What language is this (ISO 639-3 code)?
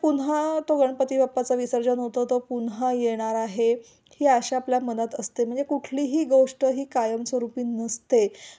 mar